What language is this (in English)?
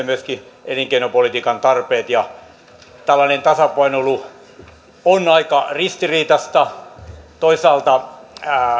Finnish